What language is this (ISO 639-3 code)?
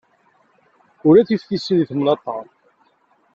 kab